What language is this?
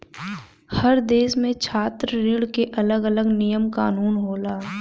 Bhojpuri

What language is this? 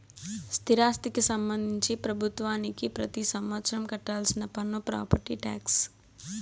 Telugu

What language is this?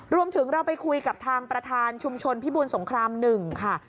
Thai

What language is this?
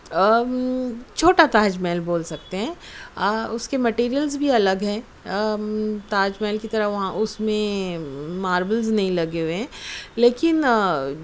Urdu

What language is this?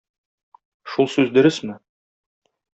Tatar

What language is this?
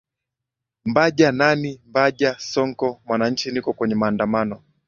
Swahili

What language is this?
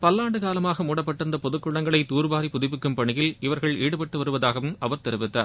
Tamil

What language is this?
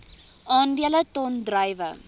Afrikaans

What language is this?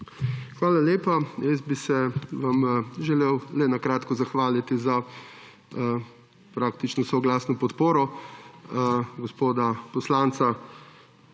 Slovenian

